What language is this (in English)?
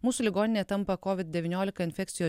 Lithuanian